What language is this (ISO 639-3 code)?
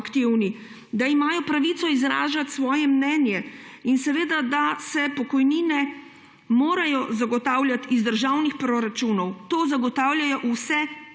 slv